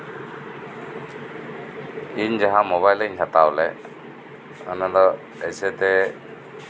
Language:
Santali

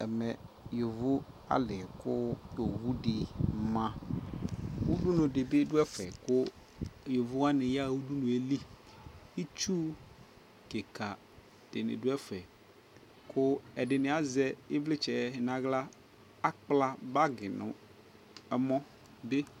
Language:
Ikposo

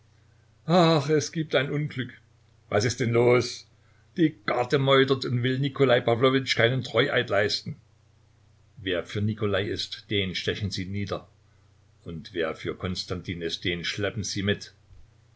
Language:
German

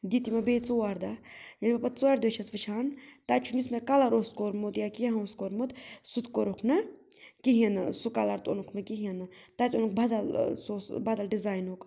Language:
Kashmiri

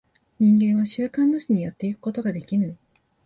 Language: Japanese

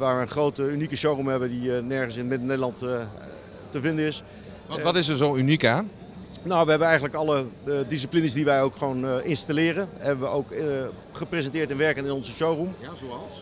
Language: Dutch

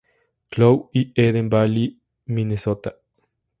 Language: Spanish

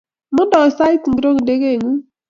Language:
Kalenjin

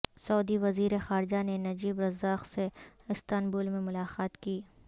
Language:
Urdu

